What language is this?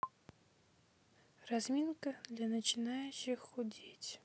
Russian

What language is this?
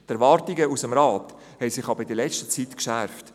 Swiss German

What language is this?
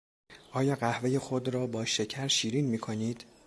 Persian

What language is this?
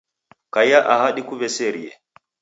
Taita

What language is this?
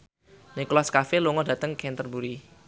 Javanese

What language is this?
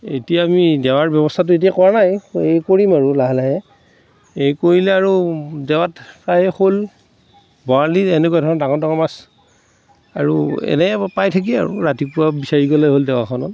Assamese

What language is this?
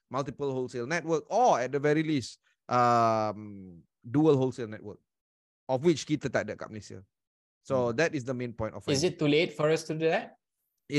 Malay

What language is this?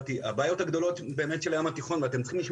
Hebrew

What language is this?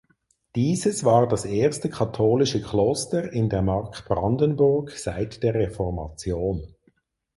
German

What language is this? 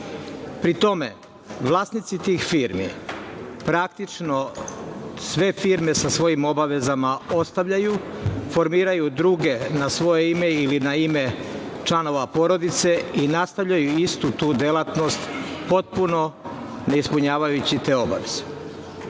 Serbian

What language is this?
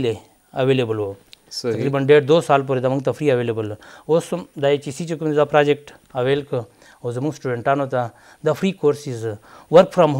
Romanian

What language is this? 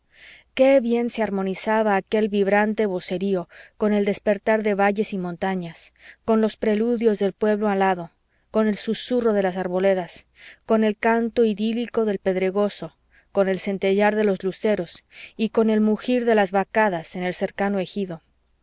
Spanish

